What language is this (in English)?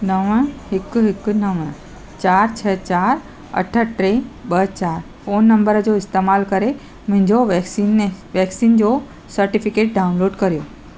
Sindhi